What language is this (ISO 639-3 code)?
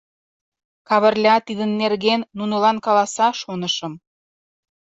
chm